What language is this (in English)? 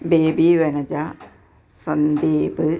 Malayalam